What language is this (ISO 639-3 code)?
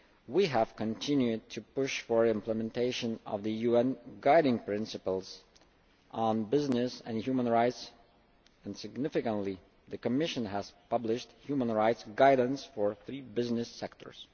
eng